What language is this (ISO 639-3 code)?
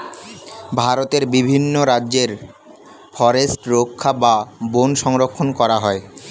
ben